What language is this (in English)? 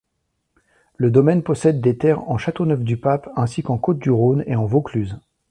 French